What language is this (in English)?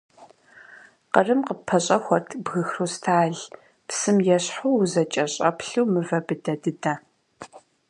Kabardian